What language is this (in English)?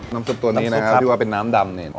Thai